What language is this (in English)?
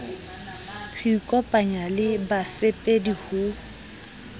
Southern Sotho